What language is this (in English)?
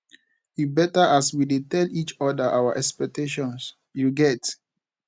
Nigerian Pidgin